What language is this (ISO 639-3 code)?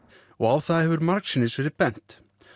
isl